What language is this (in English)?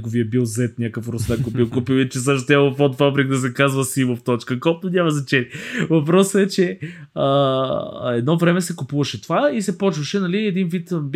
Bulgarian